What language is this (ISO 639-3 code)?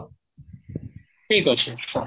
ori